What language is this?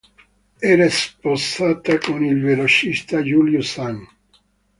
Italian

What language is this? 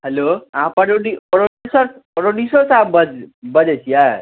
Maithili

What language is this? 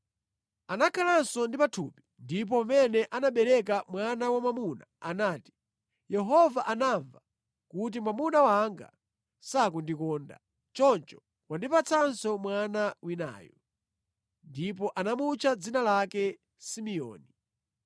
Nyanja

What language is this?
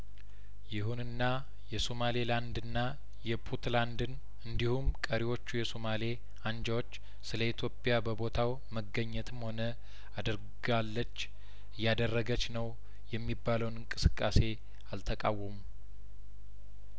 Amharic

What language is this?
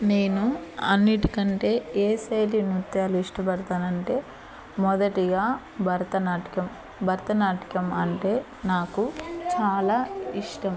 Telugu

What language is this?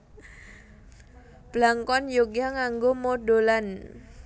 Javanese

